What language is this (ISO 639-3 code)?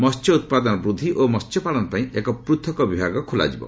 ori